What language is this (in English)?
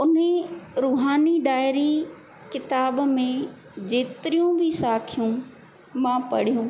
Sindhi